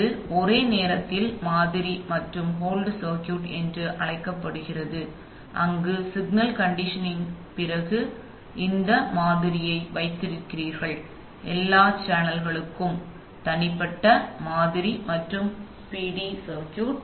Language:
Tamil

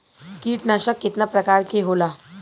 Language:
Bhojpuri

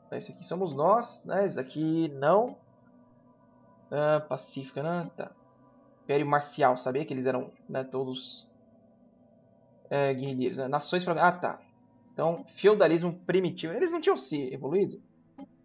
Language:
Portuguese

